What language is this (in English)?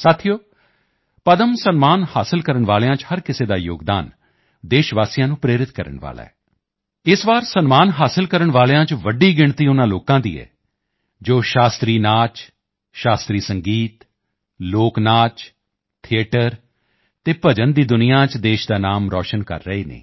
Punjabi